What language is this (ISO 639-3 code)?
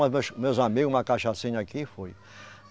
por